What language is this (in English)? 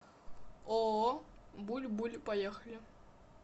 Russian